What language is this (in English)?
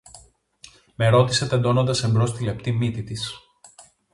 Greek